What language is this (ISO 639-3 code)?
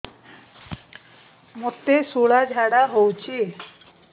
ori